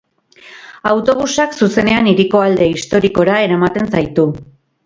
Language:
Basque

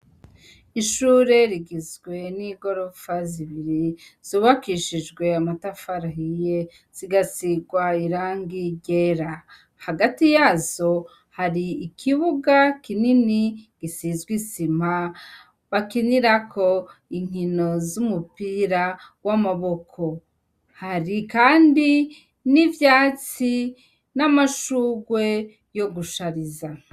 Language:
Rundi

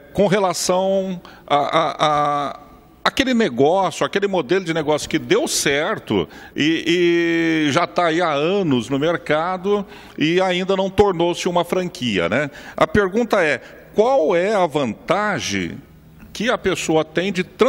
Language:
Portuguese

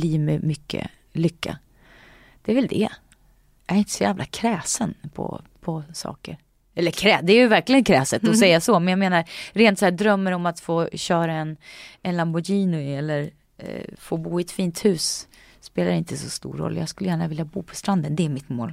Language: Swedish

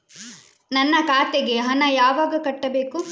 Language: Kannada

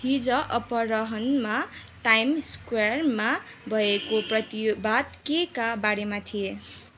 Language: Nepali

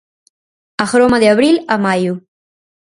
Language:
Galician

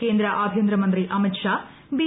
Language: Malayalam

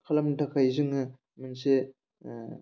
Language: Bodo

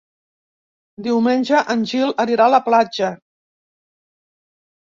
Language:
Catalan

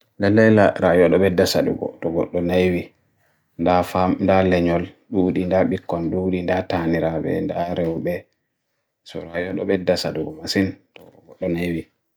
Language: Bagirmi Fulfulde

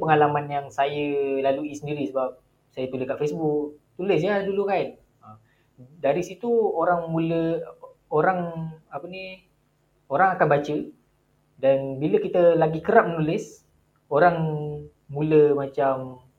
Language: Malay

